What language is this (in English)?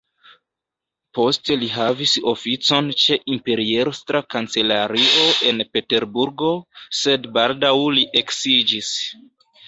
Esperanto